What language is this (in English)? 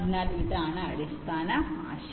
Malayalam